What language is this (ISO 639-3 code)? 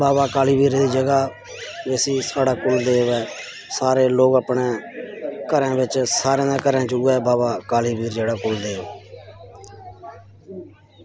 doi